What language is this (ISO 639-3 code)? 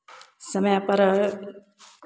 mai